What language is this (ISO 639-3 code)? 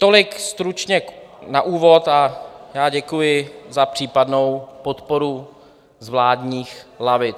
ces